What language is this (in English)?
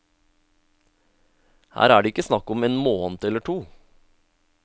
Norwegian